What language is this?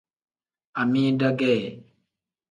Tem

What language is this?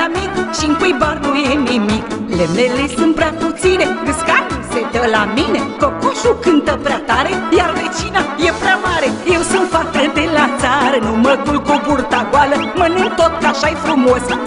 Romanian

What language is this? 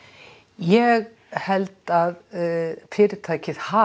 Icelandic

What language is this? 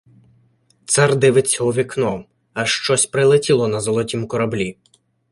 Ukrainian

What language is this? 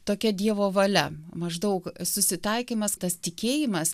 Lithuanian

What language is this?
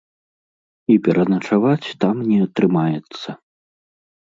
Belarusian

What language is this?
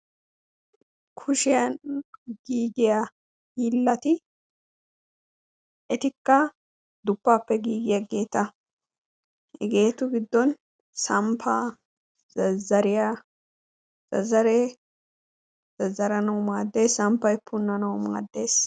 Wolaytta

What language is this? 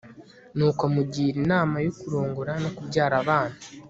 Kinyarwanda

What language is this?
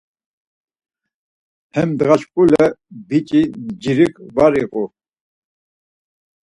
Laz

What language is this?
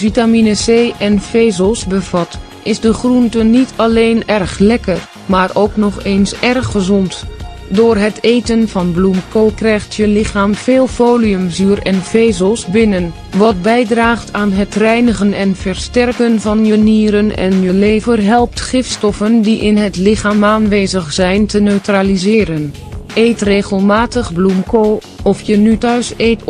Dutch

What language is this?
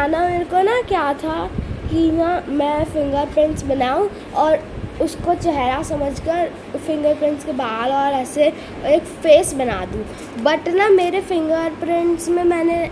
Hindi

